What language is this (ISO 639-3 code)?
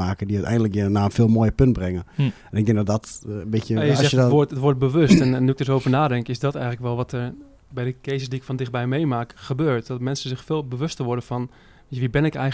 nld